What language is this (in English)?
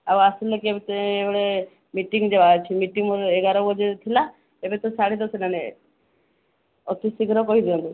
Odia